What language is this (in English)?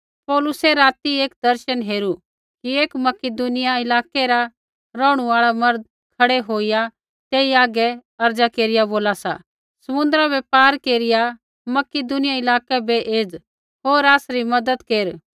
Kullu Pahari